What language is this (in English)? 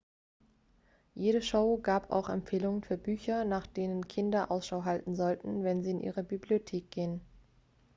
German